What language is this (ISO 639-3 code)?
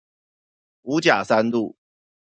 zho